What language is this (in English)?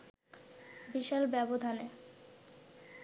Bangla